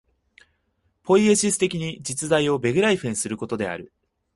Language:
Japanese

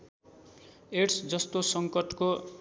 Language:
Nepali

